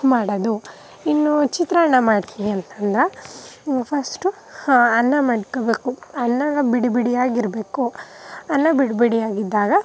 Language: Kannada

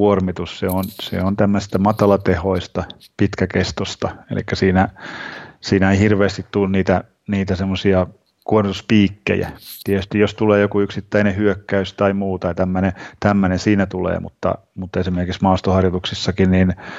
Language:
Finnish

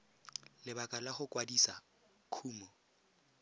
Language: Tswana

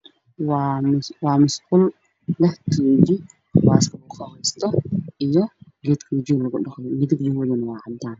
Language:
Somali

